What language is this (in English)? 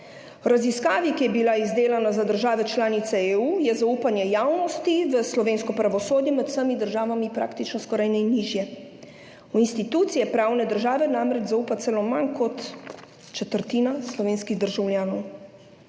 Slovenian